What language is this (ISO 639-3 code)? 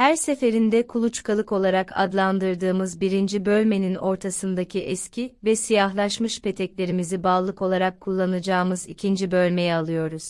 tur